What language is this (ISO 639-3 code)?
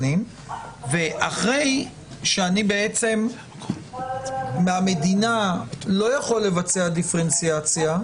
heb